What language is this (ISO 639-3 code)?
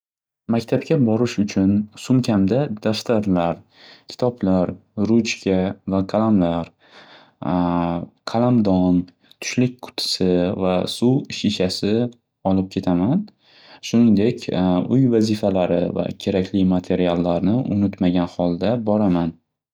uzb